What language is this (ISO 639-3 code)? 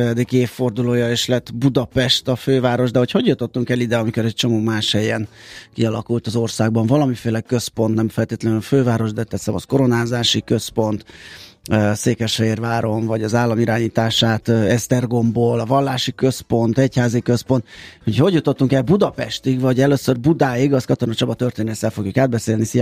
hun